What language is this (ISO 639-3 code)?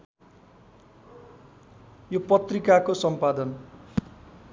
nep